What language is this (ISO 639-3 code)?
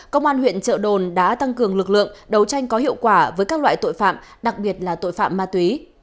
vie